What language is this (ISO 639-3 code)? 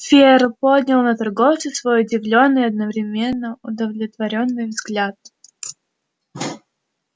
rus